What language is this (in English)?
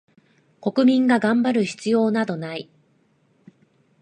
Japanese